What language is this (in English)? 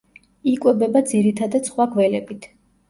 Georgian